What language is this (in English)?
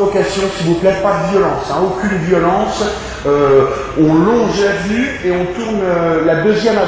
French